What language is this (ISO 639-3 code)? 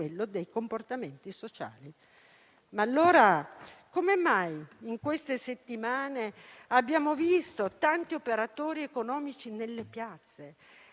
ita